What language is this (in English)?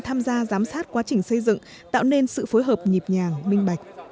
Vietnamese